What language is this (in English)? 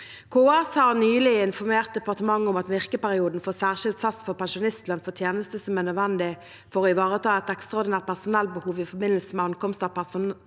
Norwegian